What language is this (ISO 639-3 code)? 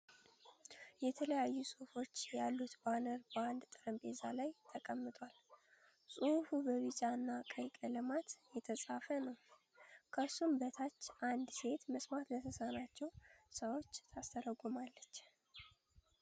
amh